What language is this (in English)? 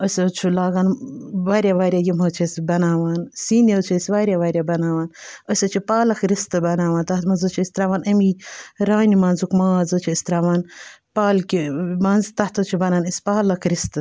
Kashmiri